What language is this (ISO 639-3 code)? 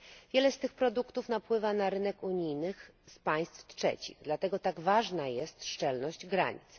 pol